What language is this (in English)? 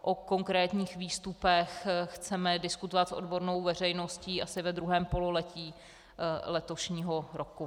Czech